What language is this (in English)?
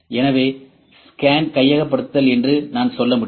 Tamil